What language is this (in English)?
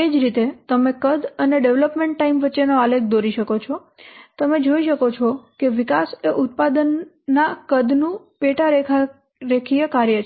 Gujarati